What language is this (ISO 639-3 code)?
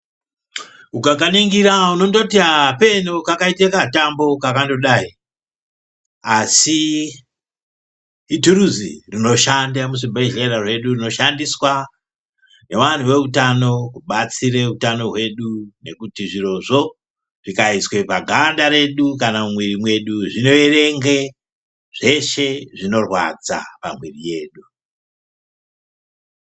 ndc